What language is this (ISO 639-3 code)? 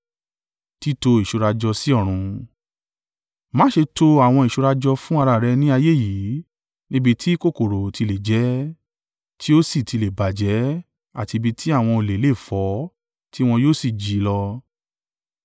yor